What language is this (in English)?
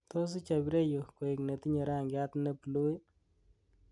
Kalenjin